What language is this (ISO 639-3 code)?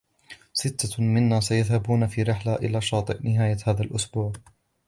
ara